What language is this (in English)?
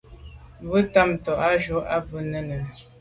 Medumba